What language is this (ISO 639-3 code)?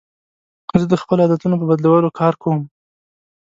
pus